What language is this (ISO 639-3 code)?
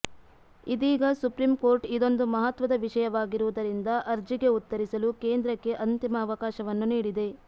kan